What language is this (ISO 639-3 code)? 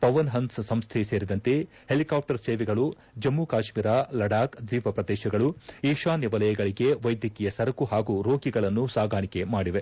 kan